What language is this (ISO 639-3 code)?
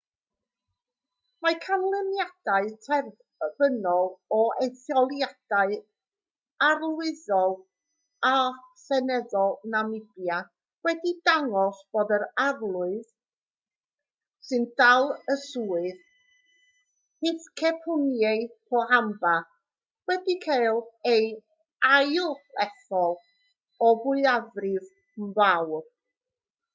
cym